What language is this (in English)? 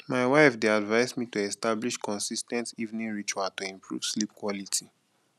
Nigerian Pidgin